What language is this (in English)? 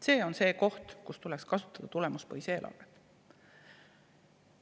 Estonian